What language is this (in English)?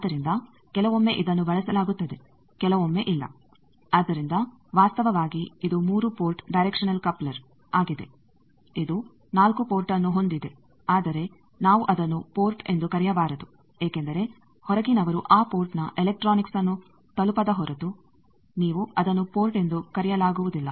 Kannada